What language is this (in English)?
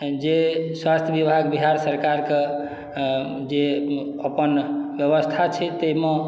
Maithili